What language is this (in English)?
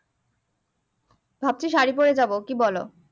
Bangla